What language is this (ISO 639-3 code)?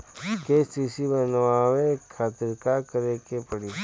bho